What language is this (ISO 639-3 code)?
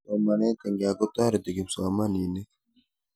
kln